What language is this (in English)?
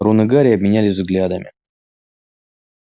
Russian